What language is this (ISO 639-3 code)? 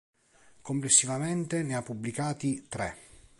ita